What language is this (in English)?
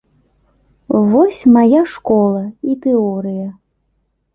Belarusian